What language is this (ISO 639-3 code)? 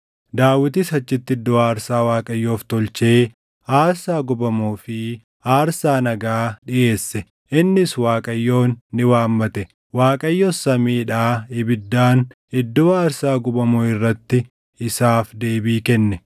orm